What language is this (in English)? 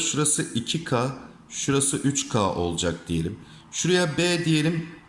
Turkish